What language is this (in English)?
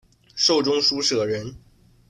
Chinese